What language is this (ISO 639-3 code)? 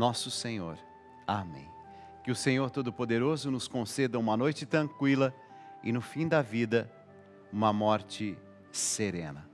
por